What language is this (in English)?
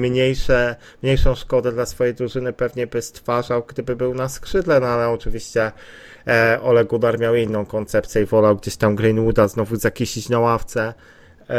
Polish